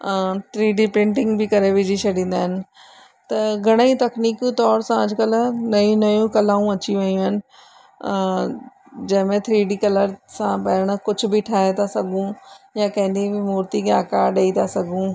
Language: Sindhi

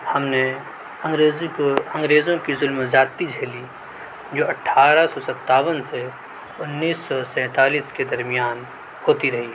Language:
Urdu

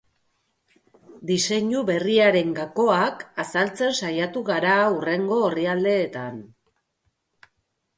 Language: Basque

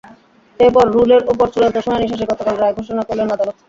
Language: Bangla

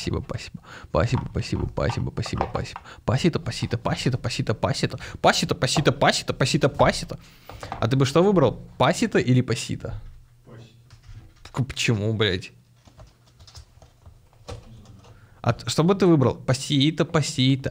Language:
Russian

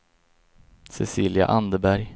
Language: Swedish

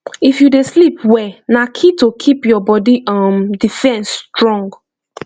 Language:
Nigerian Pidgin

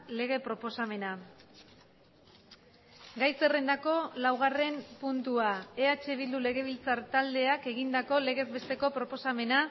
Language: Basque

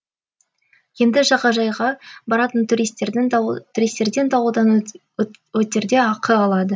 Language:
Kazakh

